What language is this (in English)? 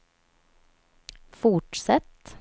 Swedish